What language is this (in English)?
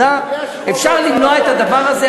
Hebrew